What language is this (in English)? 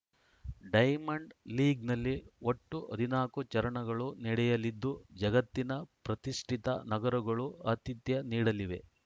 Kannada